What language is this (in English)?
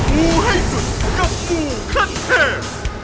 Thai